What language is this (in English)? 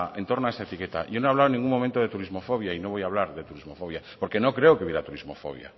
Spanish